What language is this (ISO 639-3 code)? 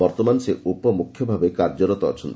ori